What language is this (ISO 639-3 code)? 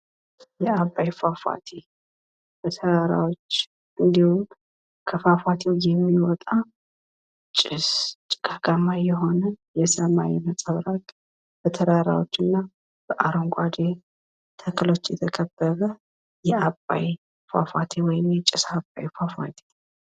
amh